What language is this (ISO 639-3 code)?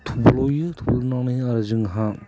brx